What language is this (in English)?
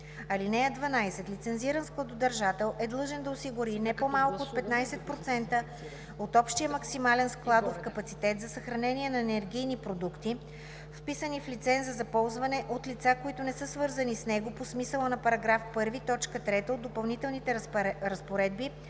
Bulgarian